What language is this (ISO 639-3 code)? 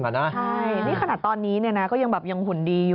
tha